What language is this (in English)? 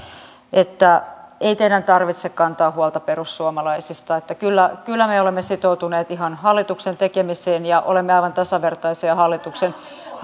Finnish